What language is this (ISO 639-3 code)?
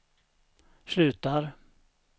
swe